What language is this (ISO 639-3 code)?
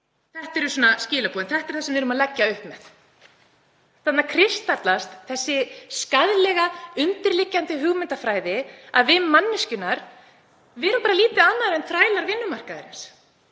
isl